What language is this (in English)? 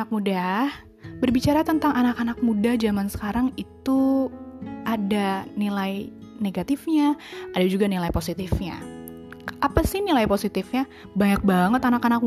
Indonesian